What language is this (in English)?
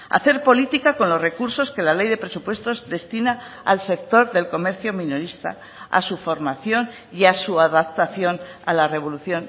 Spanish